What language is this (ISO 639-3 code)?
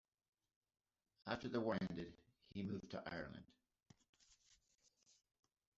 eng